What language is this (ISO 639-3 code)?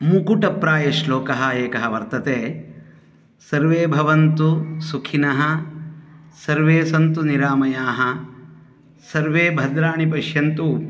san